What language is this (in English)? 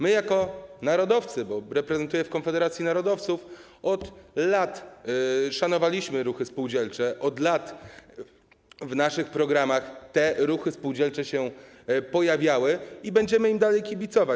Polish